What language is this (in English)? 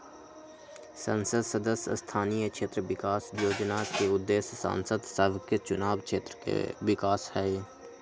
Magahi